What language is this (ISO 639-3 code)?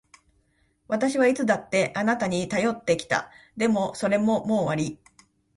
jpn